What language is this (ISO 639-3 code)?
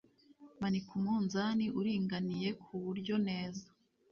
kin